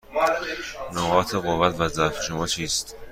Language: Persian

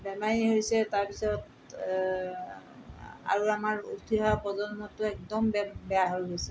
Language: Assamese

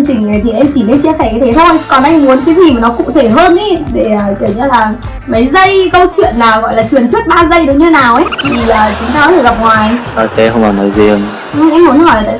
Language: Vietnamese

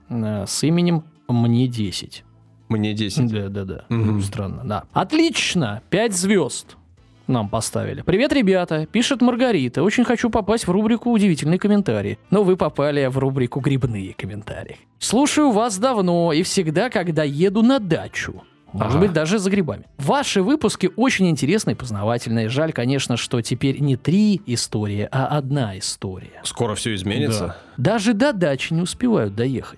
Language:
Russian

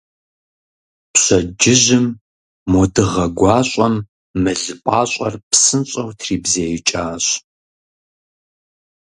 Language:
Kabardian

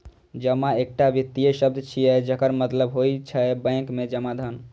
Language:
Maithili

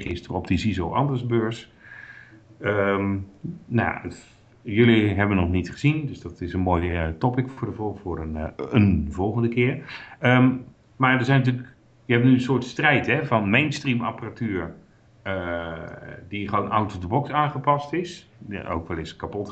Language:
Dutch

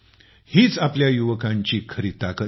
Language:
Marathi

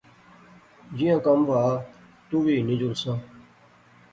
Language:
Pahari-Potwari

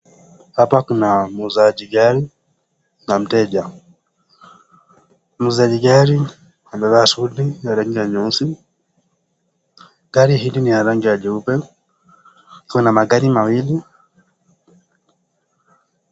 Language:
Swahili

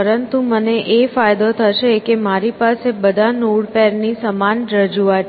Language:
Gujarati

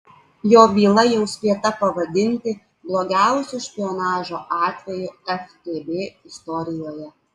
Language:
Lithuanian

